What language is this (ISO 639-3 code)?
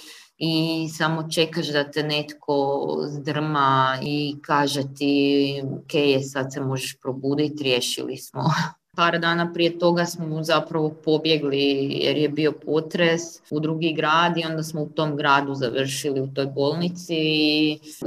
hrv